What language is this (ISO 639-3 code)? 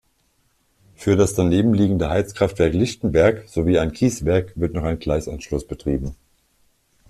deu